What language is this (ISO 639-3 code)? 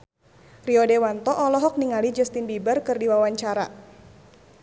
sun